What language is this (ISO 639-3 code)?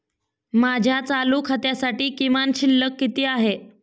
mar